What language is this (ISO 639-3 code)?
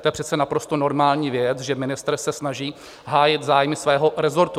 ces